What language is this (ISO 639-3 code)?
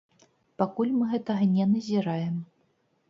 bel